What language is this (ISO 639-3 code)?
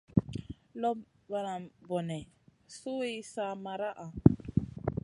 mcn